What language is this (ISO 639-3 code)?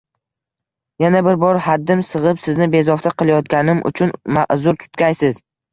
uzb